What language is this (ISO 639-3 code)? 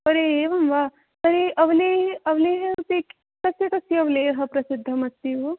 san